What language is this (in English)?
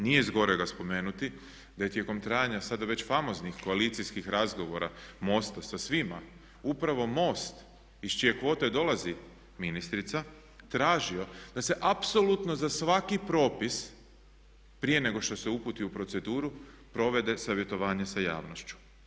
Croatian